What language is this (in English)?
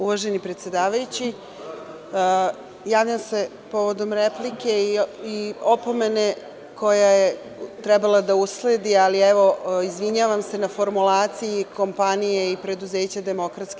Serbian